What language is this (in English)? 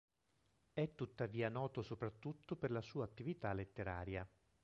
Italian